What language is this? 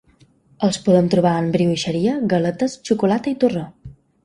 Catalan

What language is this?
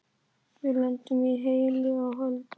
Icelandic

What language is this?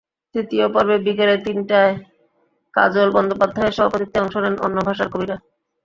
Bangla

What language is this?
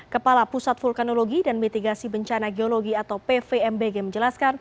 Indonesian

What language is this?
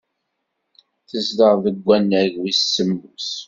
Kabyle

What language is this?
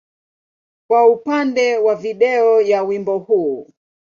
Swahili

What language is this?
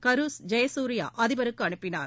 Tamil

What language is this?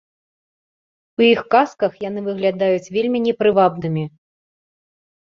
Belarusian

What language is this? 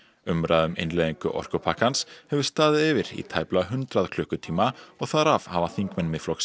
Icelandic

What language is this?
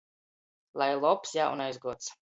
Latgalian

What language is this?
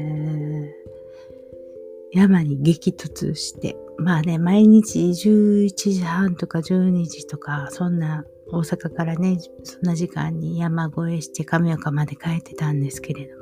Japanese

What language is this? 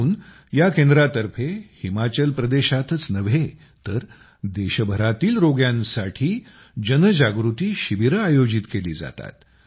Marathi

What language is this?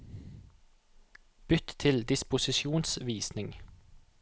Norwegian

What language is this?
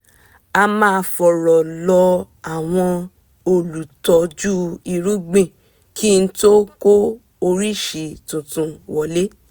Yoruba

